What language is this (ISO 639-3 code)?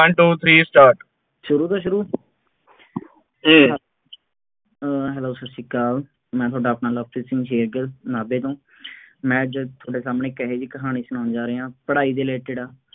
pan